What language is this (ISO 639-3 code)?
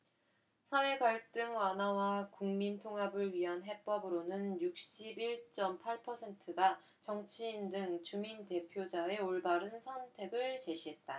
kor